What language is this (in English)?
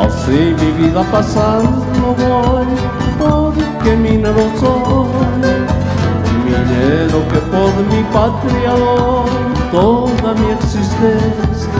Spanish